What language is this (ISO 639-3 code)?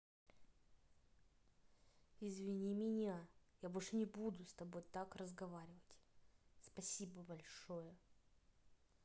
rus